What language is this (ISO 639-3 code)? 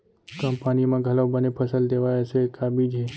hne